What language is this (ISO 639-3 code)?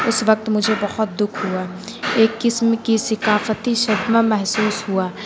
urd